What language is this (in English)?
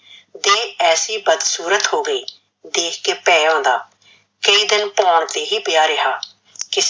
Punjabi